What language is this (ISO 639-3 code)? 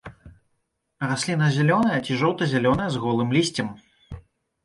bel